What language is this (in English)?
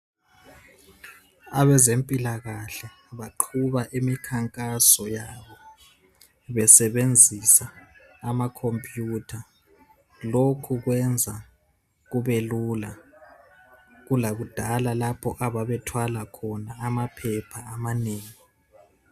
North Ndebele